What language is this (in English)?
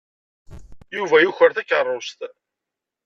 Kabyle